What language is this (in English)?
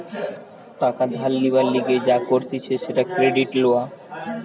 Bangla